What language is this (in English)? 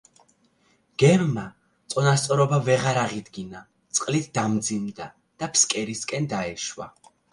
Georgian